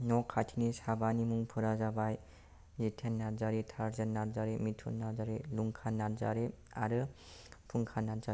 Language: Bodo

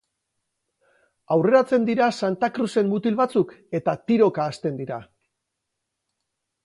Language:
Basque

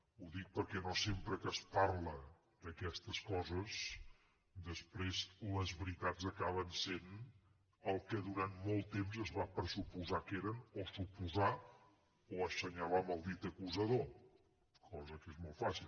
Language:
Catalan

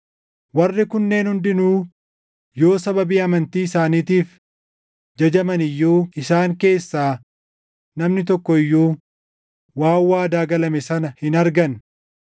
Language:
Oromo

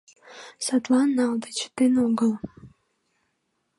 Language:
Mari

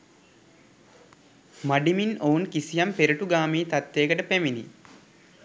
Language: Sinhala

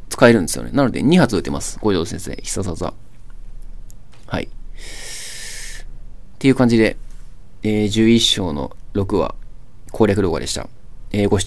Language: Japanese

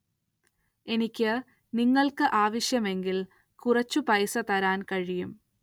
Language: Malayalam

